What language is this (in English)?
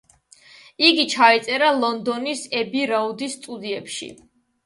Georgian